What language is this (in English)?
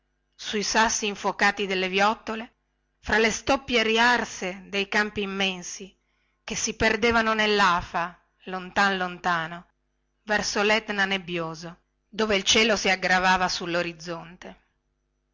Italian